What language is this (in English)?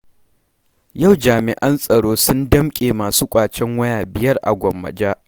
Hausa